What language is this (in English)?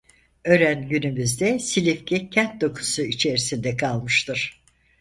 Turkish